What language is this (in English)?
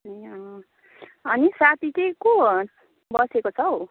Nepali